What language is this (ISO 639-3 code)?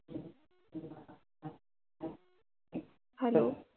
mar